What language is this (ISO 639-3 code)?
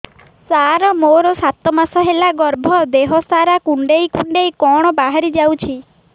ori